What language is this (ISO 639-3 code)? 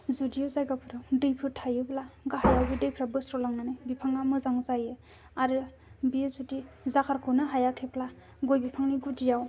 brx